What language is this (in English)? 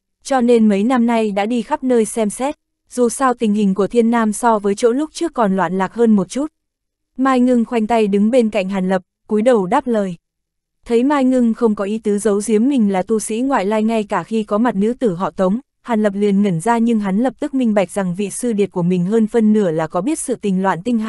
Vietnamese